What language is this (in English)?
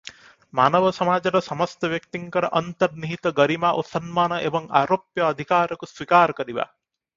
Odia